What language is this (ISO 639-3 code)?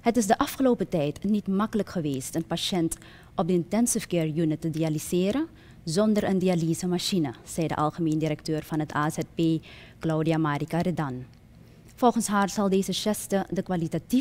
nld